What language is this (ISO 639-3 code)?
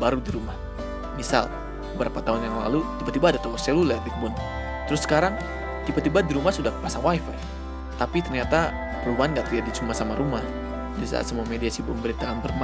ind